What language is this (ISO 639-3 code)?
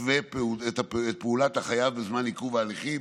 heb